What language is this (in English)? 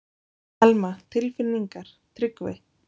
Icelandic